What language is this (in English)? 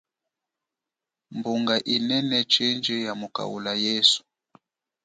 Chokwe